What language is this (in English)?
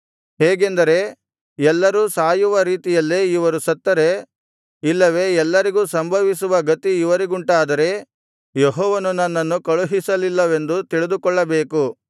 Kannada